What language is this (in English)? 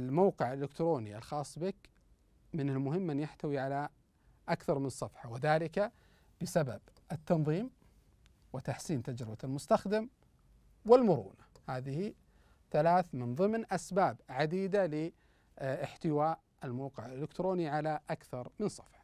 Arabic